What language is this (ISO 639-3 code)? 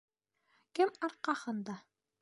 bak